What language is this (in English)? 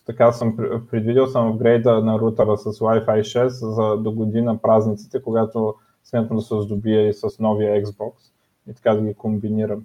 Bulgarian